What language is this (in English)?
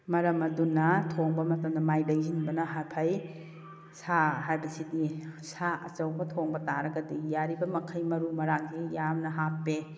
Manipuri